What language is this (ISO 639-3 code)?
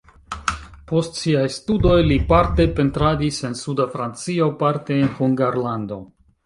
epo